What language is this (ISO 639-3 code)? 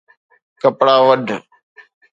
snd